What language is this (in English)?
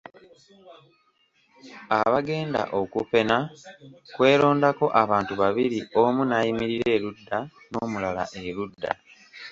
Ganda